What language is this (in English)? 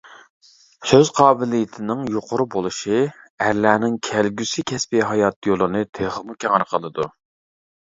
Uyghur